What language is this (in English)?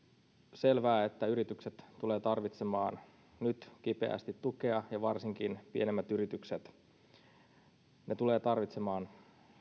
Finnish